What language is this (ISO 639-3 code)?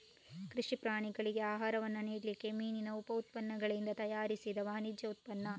kan